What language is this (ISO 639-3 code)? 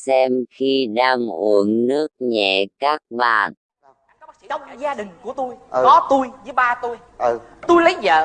vie